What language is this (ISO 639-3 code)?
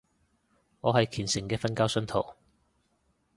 yue